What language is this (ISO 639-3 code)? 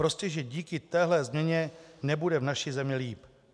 ces